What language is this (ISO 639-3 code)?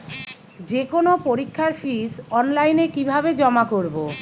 ben